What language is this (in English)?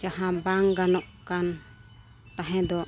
Santali